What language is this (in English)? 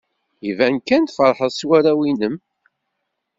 Kabyle